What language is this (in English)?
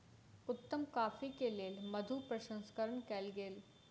Maithili